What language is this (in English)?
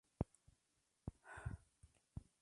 Spanish